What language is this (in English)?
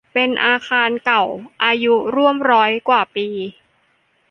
Thai